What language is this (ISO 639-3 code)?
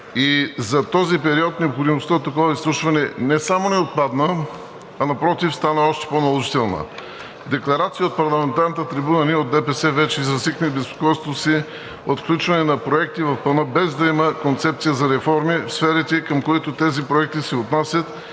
bul